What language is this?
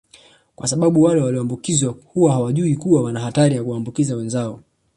Swahili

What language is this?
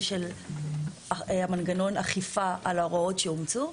Hebrew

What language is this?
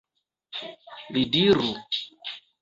Esperanto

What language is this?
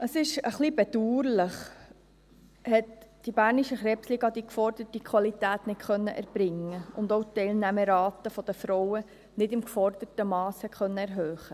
Swiss German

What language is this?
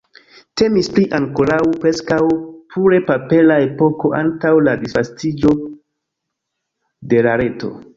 Esperanto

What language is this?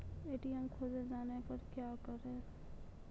Maithili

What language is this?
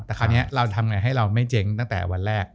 Thai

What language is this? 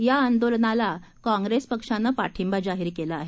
Marathi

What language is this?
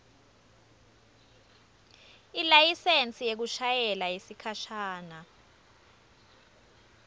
Swati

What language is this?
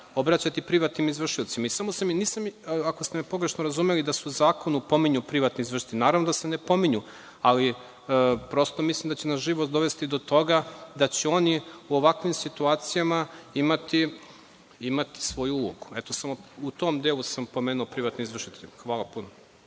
Serbian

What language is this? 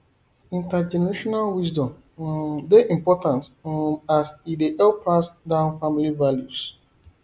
Nigerian Pidgin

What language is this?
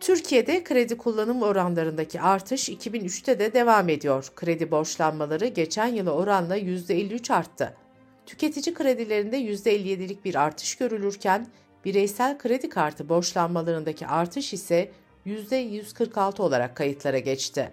Turkish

